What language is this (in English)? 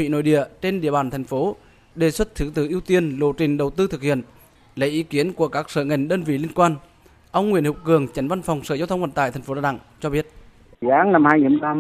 Vietnamese